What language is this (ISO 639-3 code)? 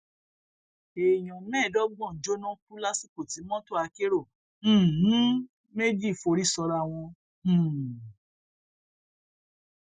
yor